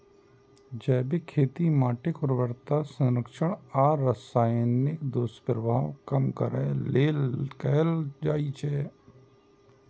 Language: Maithili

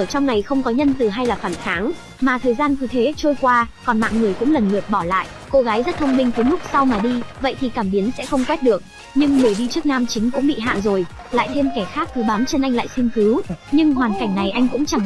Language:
Vietnamese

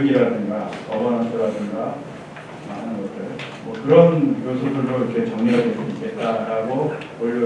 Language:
Korean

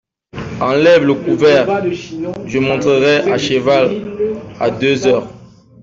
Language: French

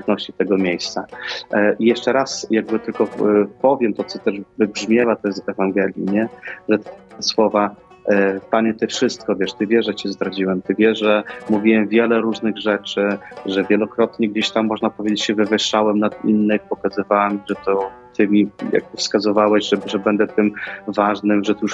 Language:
Polish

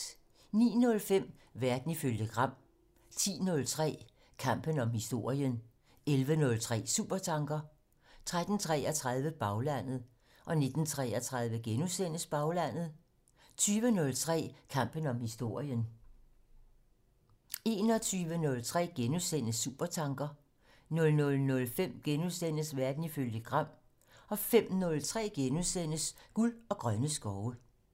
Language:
Danish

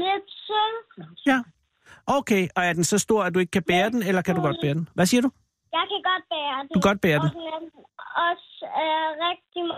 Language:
Danish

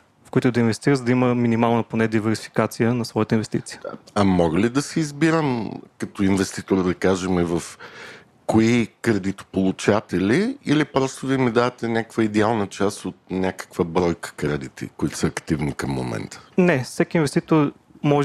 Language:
Bulgarian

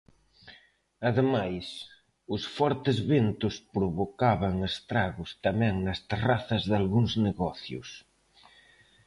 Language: Galician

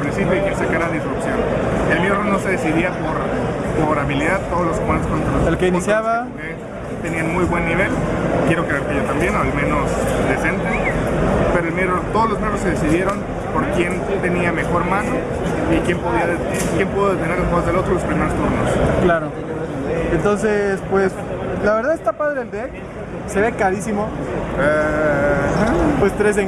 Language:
Spanish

